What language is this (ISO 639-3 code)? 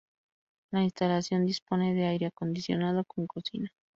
spa